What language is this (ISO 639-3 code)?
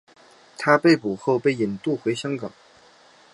zho